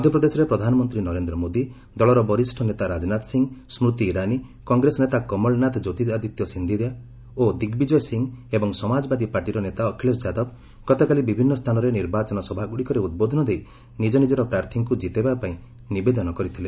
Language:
Odia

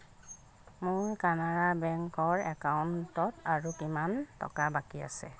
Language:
Assamese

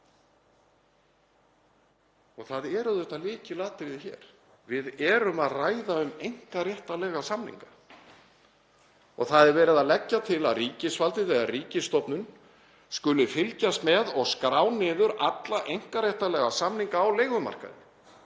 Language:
Icelandic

